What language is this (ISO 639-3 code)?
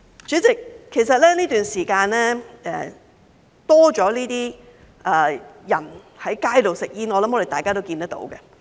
yue